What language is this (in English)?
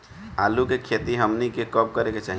Bhojpuri